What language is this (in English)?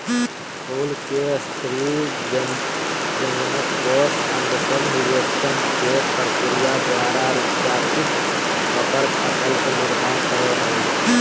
Magahi